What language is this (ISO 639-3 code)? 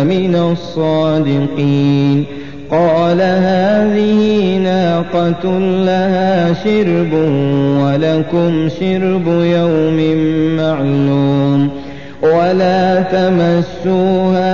ara